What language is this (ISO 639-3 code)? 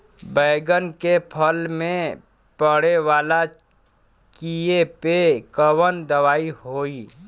bho